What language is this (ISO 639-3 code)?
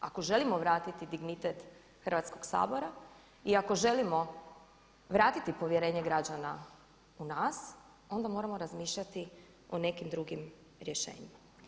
hrv